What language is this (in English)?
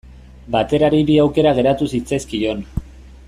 Basque